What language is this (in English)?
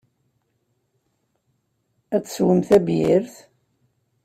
Kabyle